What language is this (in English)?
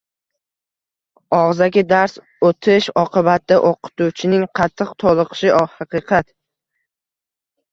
Uzbek